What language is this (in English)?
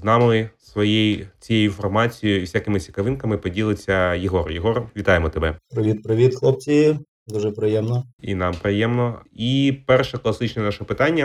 Ukrainian